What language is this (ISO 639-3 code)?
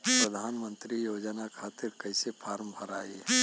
bho